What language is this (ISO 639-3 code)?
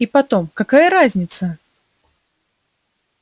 rus